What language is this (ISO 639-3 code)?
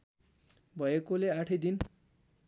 nep